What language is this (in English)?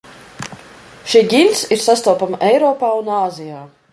Latvian